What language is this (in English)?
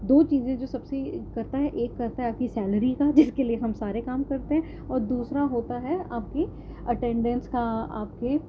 Urdu